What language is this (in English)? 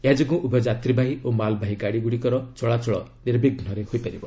Odia